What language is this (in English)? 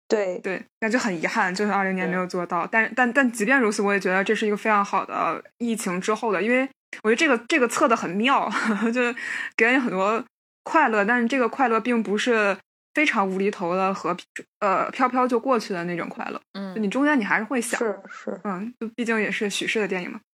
Chinese